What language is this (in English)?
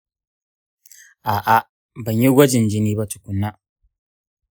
Hausa